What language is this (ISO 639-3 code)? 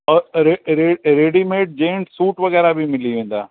snd